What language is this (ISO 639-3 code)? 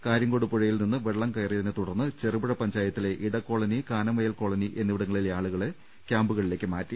mal